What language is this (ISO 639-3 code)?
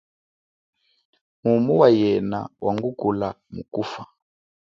cjk